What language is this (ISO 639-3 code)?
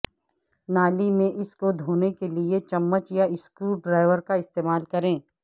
urd